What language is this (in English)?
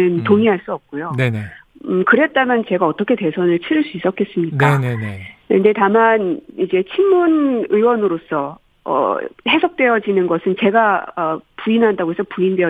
Korean